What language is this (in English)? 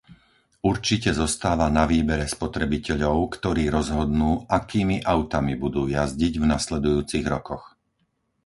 Slovak